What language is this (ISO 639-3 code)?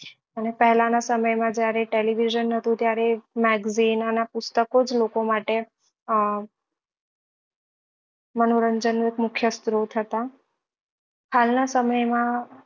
guj